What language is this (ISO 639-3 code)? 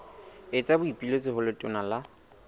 sot